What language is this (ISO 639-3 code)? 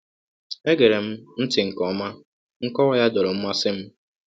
ibo